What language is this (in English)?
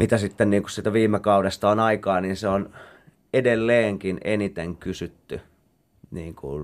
Finnish